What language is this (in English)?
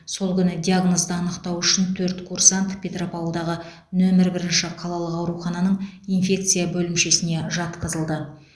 Kazakh